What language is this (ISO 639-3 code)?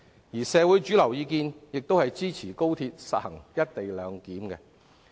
yue